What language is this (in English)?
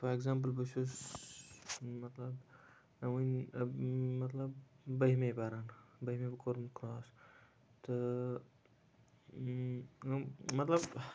Kashmiri